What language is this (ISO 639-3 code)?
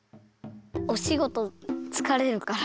jpn